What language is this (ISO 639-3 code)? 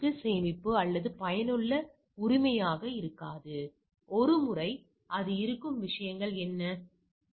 tam